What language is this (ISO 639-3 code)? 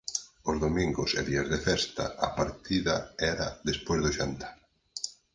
glg